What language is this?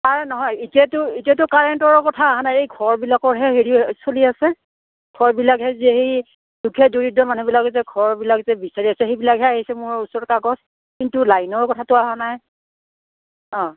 Assamese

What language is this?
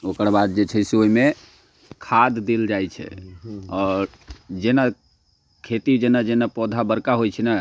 Maithili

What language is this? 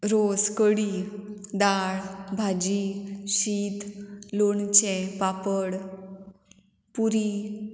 Konkani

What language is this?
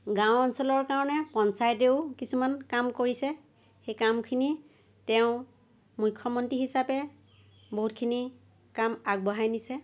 Assamese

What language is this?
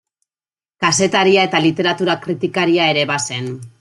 Basque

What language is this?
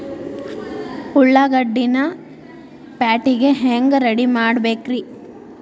Kannada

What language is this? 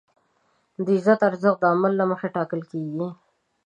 Pashto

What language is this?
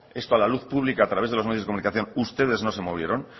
Spanish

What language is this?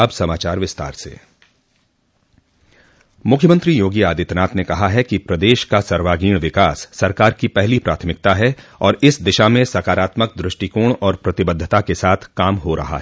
Hindi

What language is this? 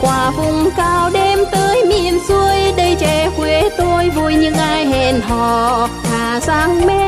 Vietnamese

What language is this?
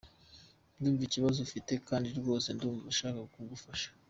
Kinyarwanda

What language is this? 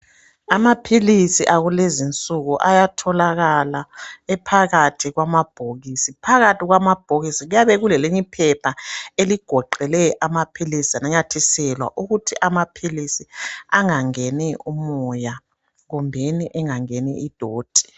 North Ndebele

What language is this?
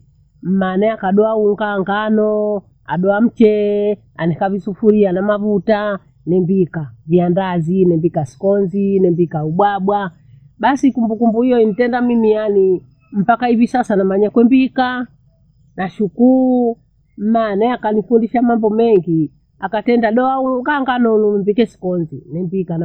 Bondei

